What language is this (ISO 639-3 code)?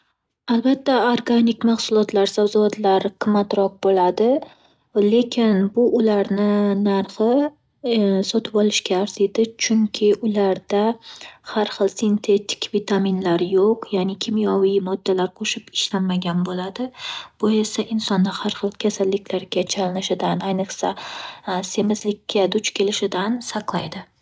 uzb